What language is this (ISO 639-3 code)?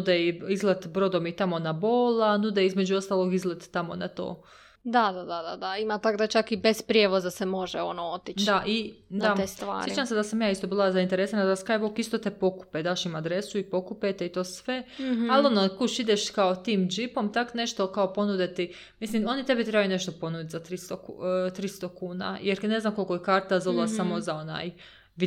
hrv